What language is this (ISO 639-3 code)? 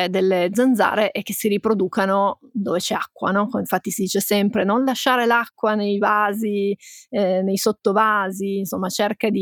ita